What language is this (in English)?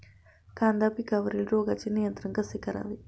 Marathi